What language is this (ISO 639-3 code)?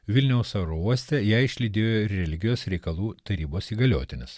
lit